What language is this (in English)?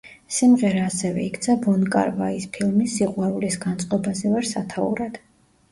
Georgian